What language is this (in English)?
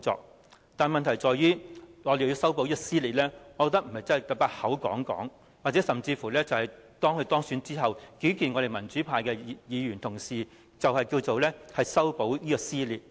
Cantonese